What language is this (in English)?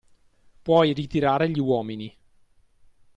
Italian